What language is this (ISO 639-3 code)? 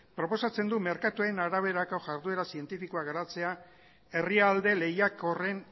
eus